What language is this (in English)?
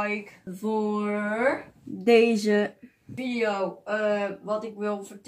Dutch